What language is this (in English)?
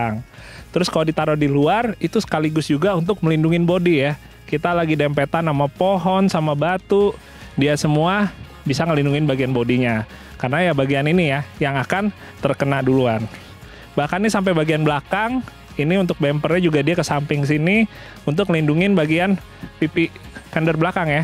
Indonesian